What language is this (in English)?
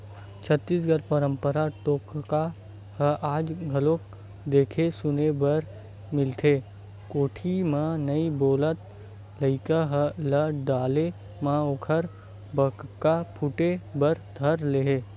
Chhattisgarhi